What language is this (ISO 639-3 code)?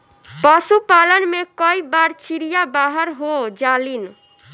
bho